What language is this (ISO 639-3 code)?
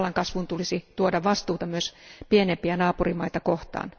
fin